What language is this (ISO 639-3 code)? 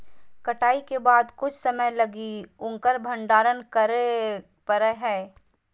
mag